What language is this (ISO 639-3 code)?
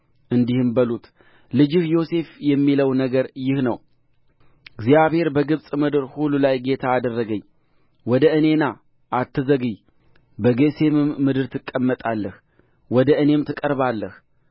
amh